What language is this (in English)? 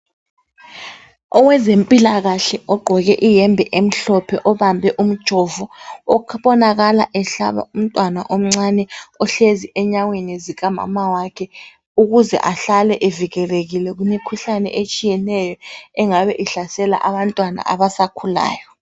North Ndebele